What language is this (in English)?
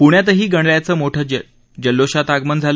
Marathi